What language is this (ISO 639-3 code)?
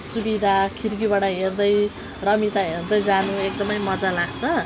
nep